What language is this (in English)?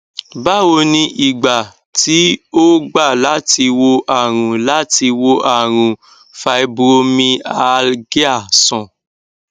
Yoruba